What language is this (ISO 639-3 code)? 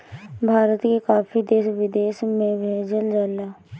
bho